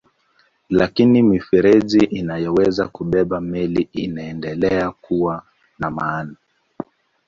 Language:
Swahili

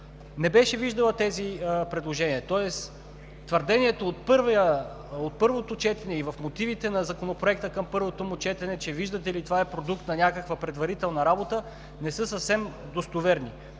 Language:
Bulgarian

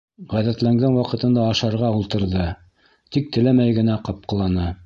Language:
Bashkir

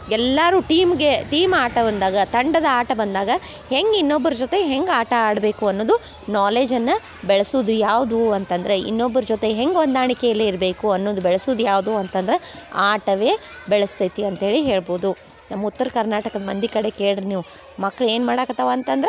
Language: Kannada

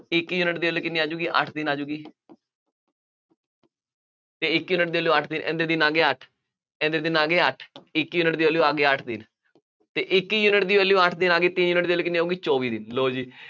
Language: Punjabi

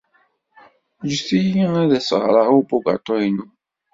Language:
Kabyle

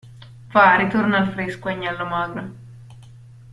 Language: Italian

